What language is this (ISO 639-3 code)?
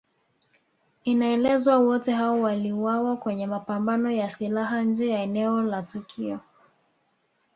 swa